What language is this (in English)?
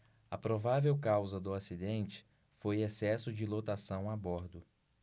Portuguese